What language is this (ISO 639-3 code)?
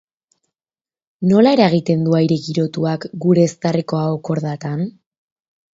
eus